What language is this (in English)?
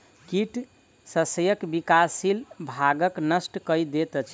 Maithili